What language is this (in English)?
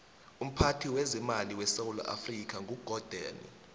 South Ndebele